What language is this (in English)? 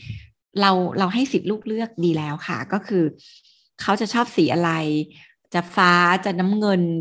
Thai